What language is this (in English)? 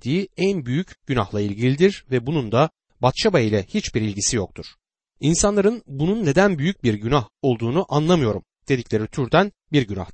Turkish